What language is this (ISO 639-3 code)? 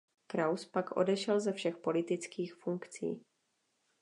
ces